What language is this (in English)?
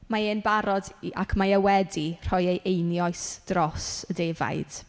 Welsh